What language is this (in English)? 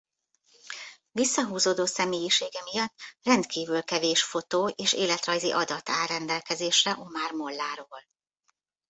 Hungarian